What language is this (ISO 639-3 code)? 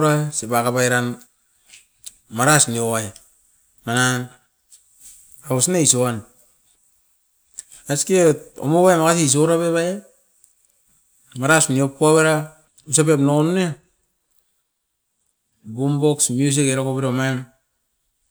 eiv